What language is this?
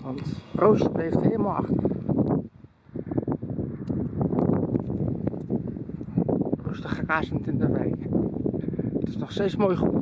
Dutch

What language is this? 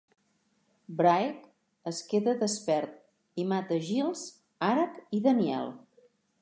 Catalan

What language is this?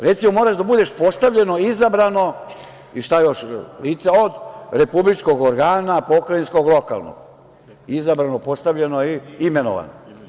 Serbian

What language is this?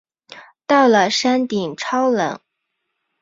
Chinese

